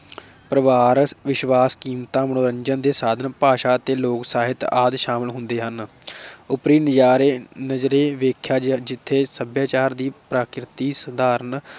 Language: Punjabi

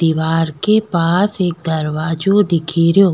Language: Rajasthani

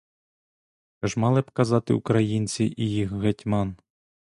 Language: Ukrainian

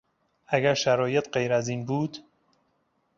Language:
Persian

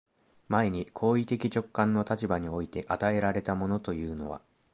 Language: Japanese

